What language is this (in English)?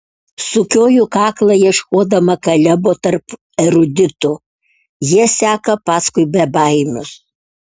Lithuanian